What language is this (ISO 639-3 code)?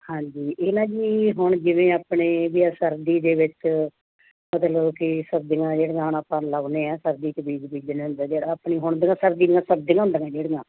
pan